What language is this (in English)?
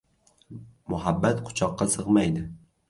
Uzbek